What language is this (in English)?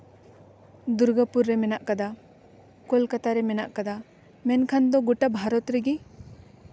Santali